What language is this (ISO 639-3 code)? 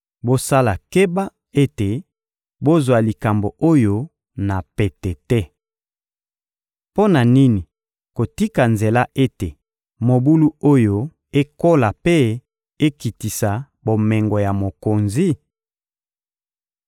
lin